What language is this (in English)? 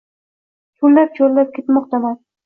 Uzbek